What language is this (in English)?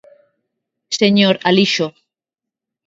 Galician